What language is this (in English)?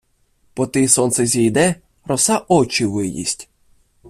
Ukrainian